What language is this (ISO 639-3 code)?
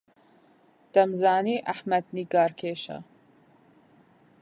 ckb